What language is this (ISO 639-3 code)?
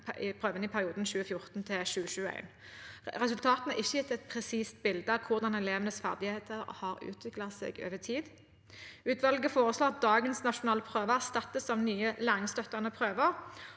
nor